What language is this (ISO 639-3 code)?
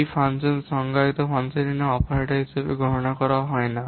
ben